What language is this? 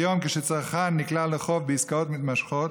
Hebrew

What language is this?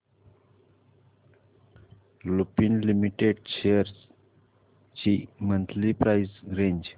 Marathi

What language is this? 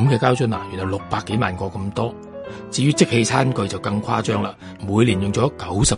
Chinese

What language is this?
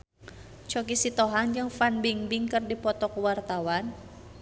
Sundanese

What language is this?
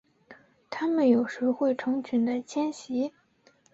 Chinese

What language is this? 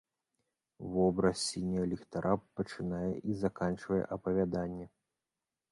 Belarusian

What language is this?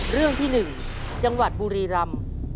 Thai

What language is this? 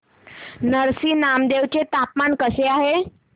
Marathi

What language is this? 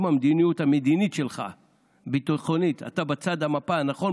Hebrew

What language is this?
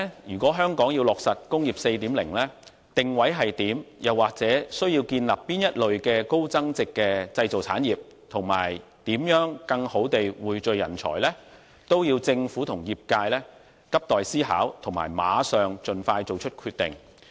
Cantonese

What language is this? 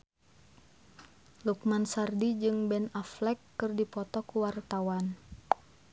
Sundanese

